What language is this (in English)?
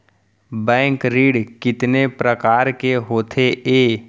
Chhattisgarhi